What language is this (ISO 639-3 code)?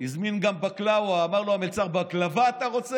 heb